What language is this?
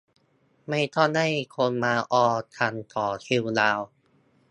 Thai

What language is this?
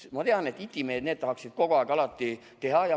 Estonian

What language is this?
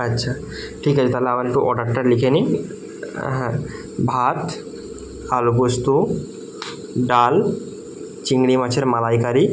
Bangla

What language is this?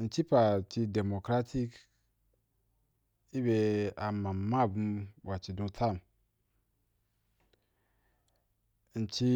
Wapan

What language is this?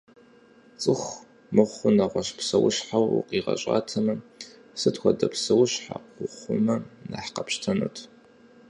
Kabardian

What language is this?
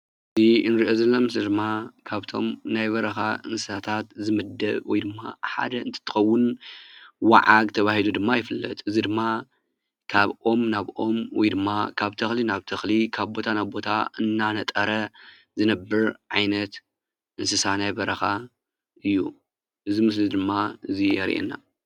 Tigrinya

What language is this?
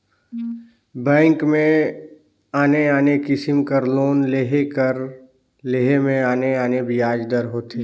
Chhattisgarhi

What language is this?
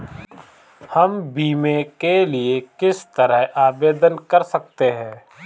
Hindi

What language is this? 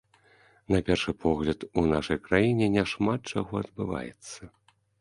Belarusian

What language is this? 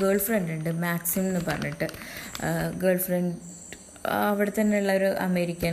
Malayalam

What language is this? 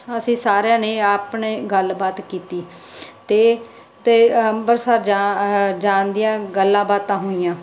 Punjabi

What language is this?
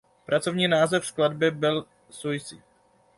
Czech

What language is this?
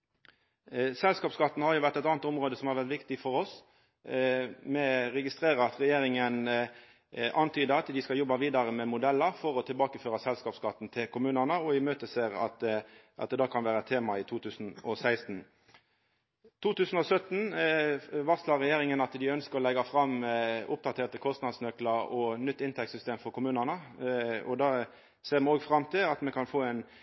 Norwegian Nynorsk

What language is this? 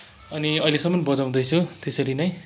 Nepali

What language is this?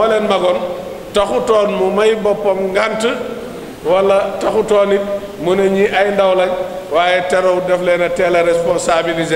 Arabic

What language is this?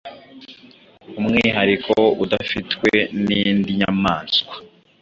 Kinyarwanda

